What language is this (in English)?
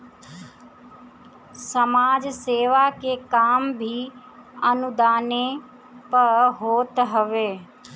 Bhojpuri